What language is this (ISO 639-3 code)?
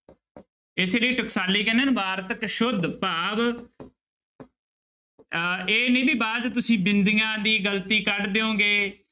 pan